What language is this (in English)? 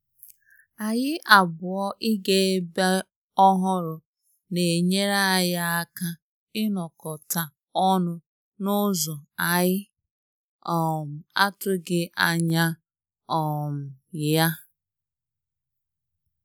Igbo